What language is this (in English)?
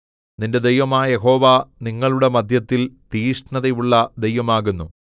Malayalam